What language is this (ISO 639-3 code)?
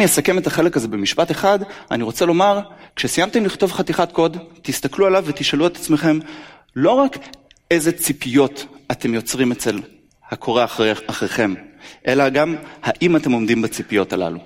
heb